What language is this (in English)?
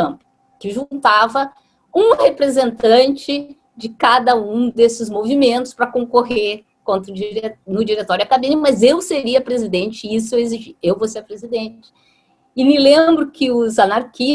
Portuguese